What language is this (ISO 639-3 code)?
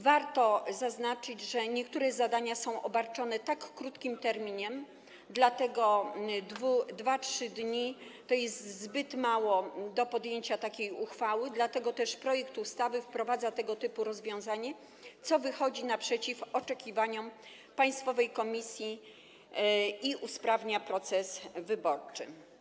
pol